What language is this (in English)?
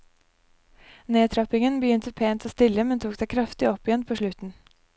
Norwegian